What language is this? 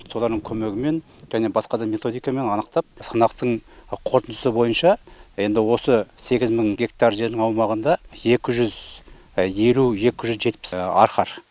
Kazakh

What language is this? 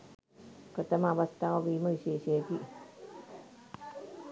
Sinhala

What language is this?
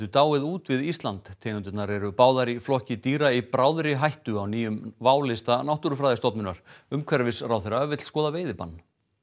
Icelandic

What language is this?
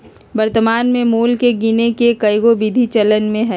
Magahi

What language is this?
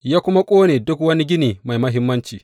Hausa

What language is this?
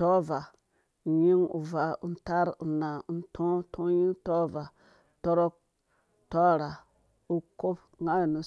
Dũya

